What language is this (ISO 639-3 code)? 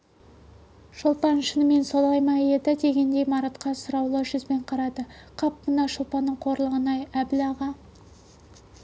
kaz